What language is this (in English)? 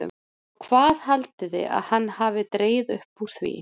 Icelandic